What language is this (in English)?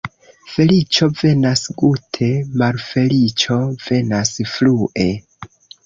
Esperanto